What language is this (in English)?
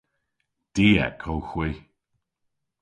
Cornish